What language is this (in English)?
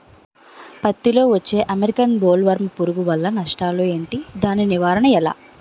Telugu